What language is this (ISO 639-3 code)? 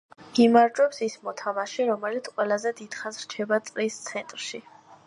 kat